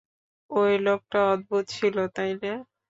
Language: Bangla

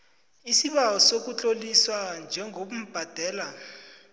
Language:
South Ndebele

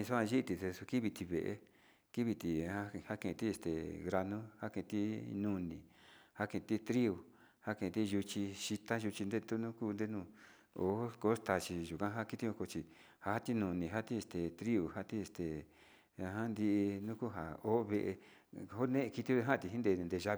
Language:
Sinicahua Mixtec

